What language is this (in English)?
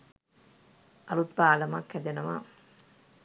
Sinhala